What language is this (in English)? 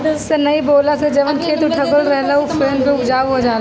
Bhojpuri